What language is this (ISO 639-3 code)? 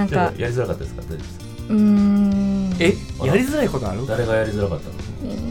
jpn